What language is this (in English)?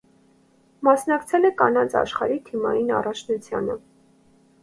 Armenian